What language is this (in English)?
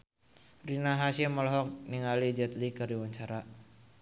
Sundanese